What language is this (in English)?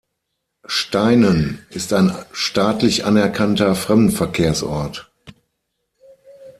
German